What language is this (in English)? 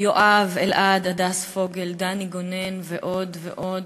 Hebrew